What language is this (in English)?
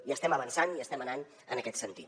Catalan